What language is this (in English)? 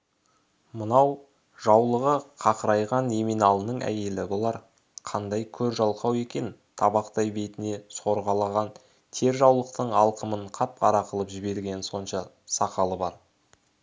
Kazakh